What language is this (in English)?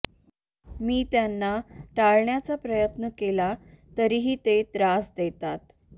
Marathi